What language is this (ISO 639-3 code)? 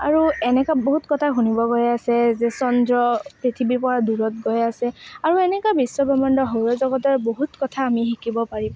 asm